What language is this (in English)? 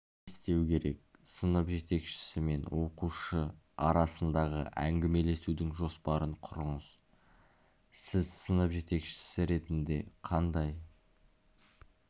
Kazakh